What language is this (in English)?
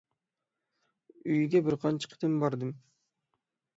Uyghur